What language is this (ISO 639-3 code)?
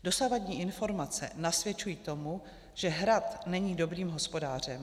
ces